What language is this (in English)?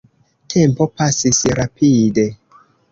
Esperanto